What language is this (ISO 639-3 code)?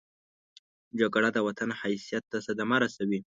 pus